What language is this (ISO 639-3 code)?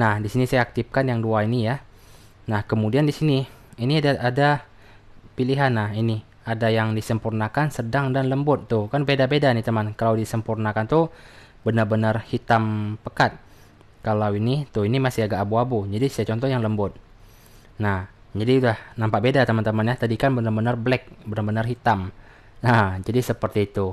ind